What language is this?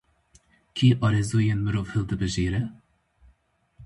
Kurdish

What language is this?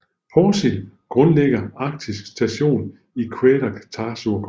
Danish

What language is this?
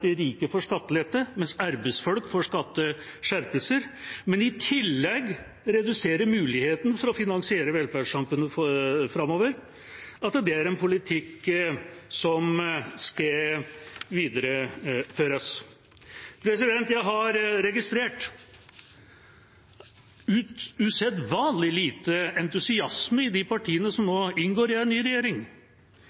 Norwegian Bokmål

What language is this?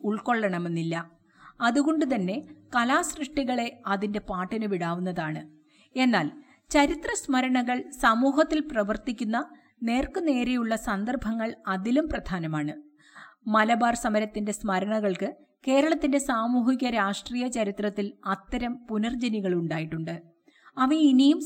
Malayalam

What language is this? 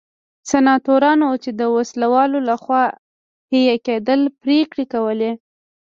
Pashto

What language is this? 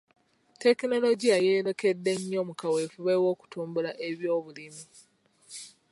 Ganda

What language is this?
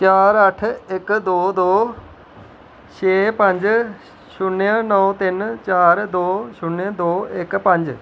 Dogri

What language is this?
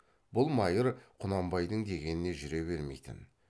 Kazakh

